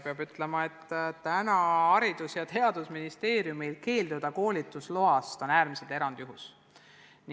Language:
Estonian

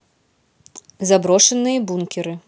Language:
Russian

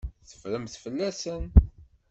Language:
Kabyle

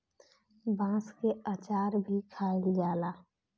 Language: Bhojpuri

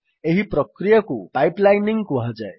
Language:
Odia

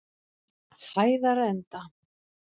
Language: Icelandic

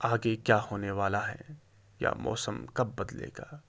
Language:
Urdu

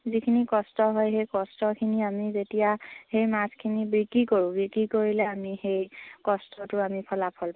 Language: Assamese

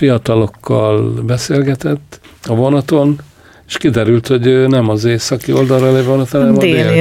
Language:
Hungarian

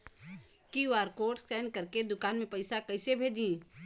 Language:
Bhojpuri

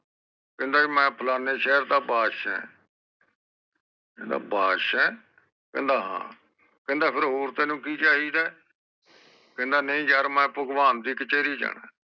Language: Punjabi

